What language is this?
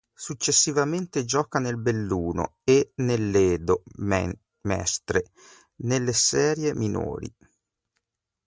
Italian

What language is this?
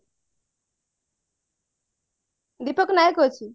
Odia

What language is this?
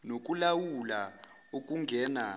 Zulu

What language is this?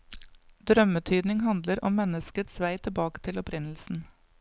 Norwegian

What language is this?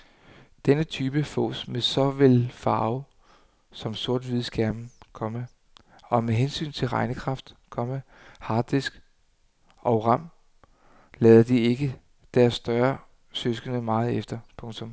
Danish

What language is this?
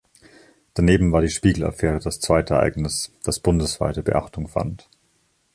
German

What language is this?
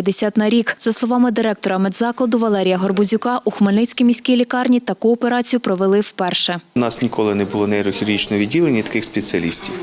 Ukrainian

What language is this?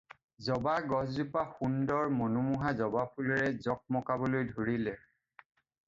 Assamese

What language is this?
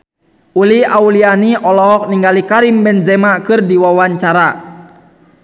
Sundanese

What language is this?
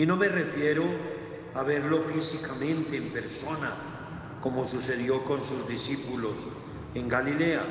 Spanish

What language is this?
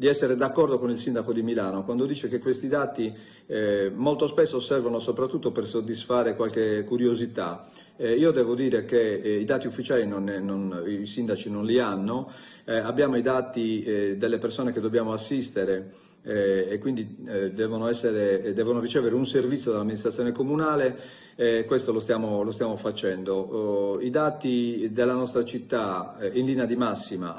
Italian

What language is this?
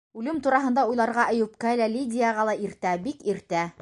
Bashkir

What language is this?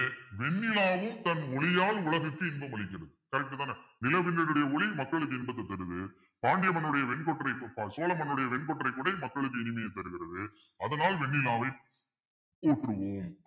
Tamil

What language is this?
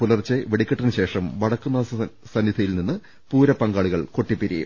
Malayalam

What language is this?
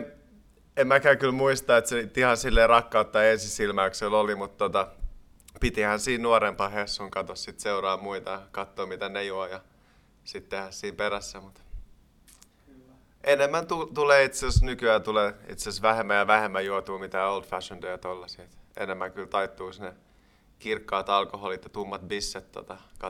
Finnish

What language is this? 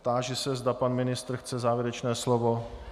Czech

